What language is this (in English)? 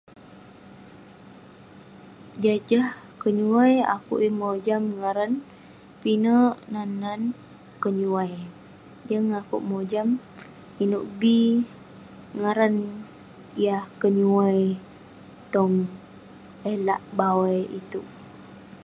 Western Penan